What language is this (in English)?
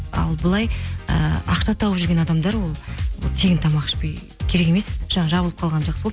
Kazakh